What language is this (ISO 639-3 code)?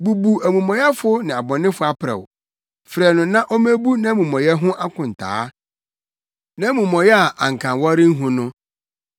aka